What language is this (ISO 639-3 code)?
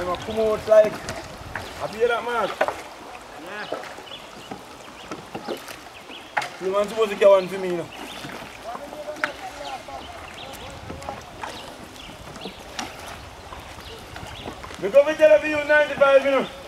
ell